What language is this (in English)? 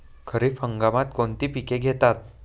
Marathi